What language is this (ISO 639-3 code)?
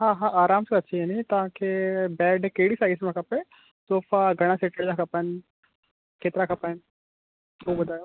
snd